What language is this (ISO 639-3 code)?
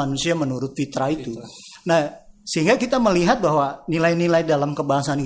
ind